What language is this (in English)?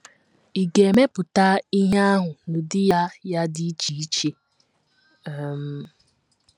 Igbo